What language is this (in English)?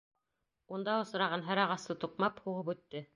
Bashkir